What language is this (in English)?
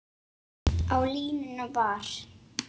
Icelandic